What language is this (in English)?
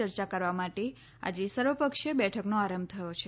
Gujarati